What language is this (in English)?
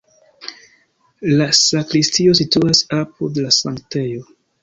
Esperanto